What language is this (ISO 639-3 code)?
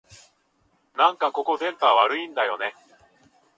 jpn